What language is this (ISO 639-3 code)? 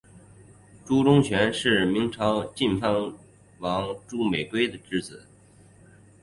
zho